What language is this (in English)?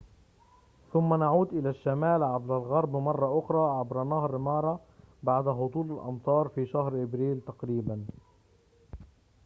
Arabic